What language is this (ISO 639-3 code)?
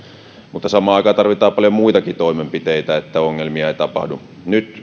fin